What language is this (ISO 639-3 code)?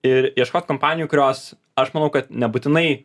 lit